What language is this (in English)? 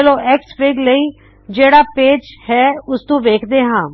Punjabi